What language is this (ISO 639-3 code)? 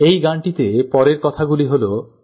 ben